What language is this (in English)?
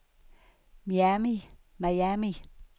Danish